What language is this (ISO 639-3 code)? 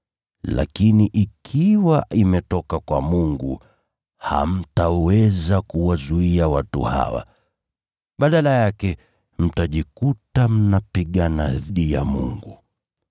swa